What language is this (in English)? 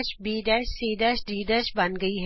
Punjabi